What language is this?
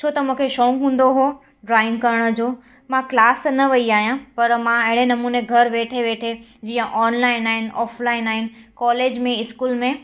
Sindhi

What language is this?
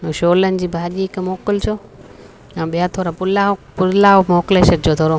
Sindhi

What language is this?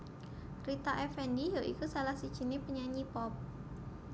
Javanese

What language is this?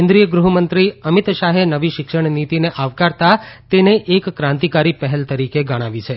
Gujarati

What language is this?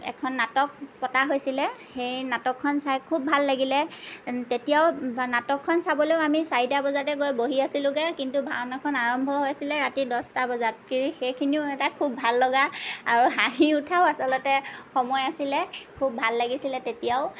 Assamese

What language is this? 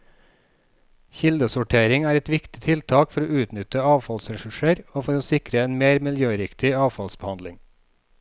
Norwegian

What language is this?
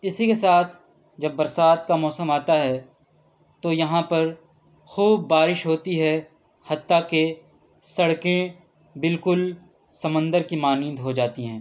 Urdu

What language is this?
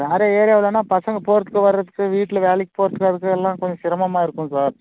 Tamil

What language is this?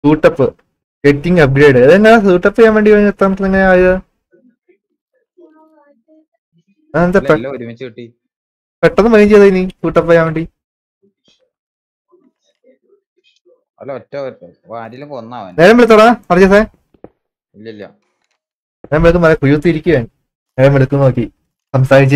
Malayalam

